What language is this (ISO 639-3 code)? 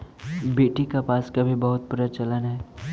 mag